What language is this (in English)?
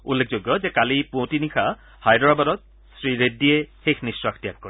Assamese